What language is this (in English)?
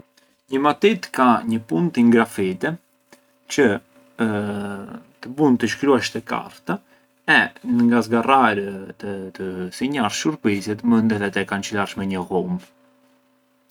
Arbëreshë Albanian